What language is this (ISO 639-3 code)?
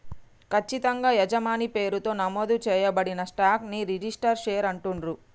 tel